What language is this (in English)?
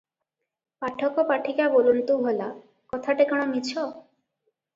Odia